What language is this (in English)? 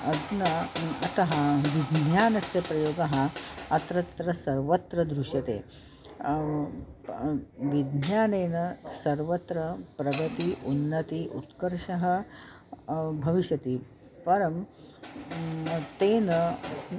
Sanskrit